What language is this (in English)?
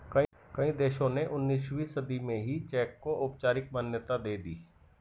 Hindi